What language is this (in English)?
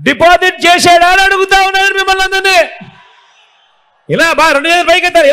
Telugu